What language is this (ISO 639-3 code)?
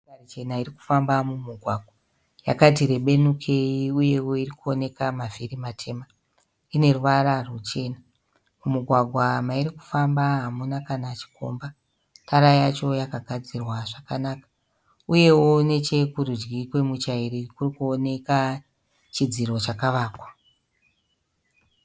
sna